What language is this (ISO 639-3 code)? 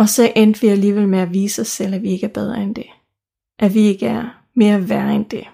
dan